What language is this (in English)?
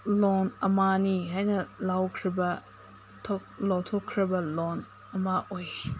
Manipuri